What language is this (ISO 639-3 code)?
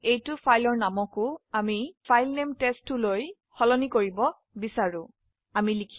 asm